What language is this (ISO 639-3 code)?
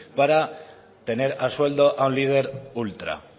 spa